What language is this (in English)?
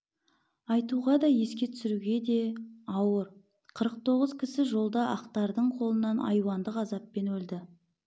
Kazakh